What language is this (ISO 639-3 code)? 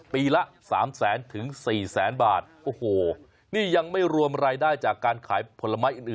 tha